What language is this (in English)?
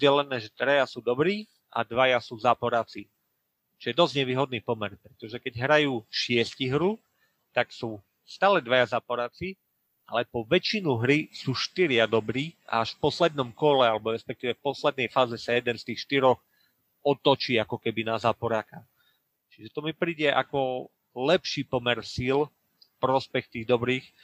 Slovak